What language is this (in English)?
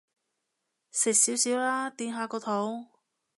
Cantonese